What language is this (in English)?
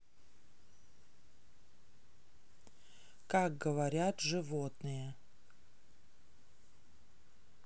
Russian